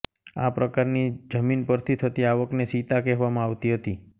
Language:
Gujarati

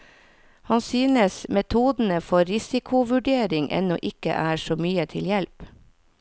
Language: Norwegian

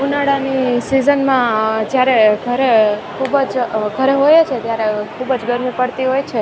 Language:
Gujarati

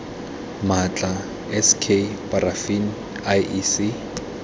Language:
Tswana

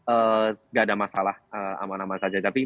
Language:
Indonesian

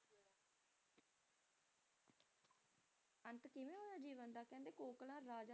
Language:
Punjabi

